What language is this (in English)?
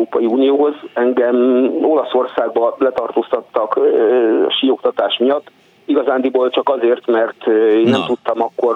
Hungarian